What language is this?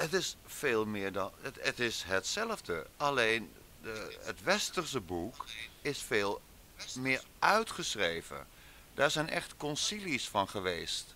Dutch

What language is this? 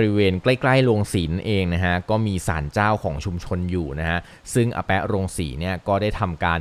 Thai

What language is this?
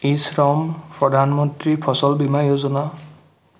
Assamese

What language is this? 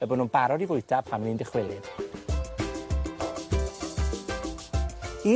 Welsh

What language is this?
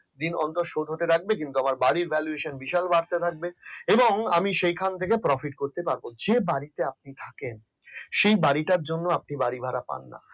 Bangla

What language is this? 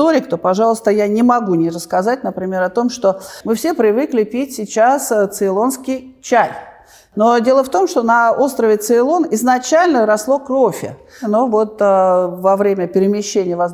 Russian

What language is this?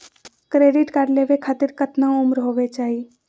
Magahi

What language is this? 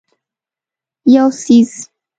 Pashto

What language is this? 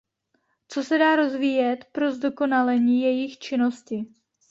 Czech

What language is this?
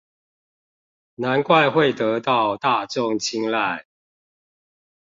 Chinese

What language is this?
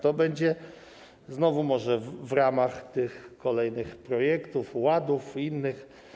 Polish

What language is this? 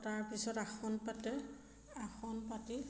Assamese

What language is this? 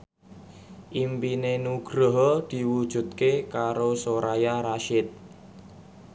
Javanese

